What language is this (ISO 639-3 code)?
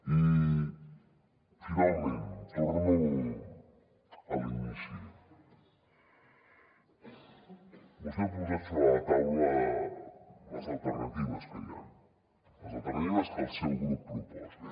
cat